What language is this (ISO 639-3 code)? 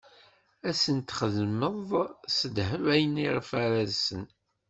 kab